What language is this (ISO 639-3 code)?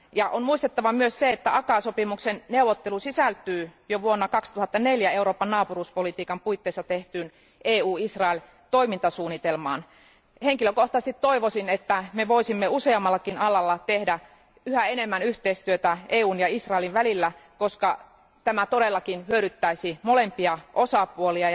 fin